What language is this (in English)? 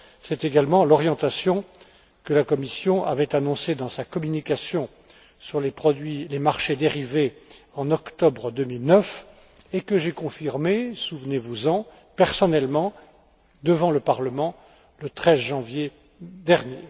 French